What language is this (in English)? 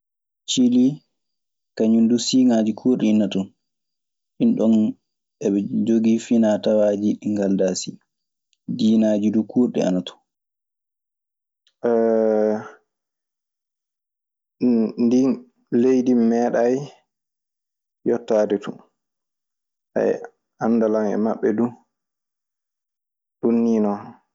Maasina Fulfulde